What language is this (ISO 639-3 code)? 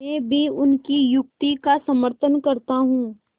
hin